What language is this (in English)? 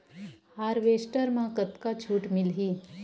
Chhattisgarhi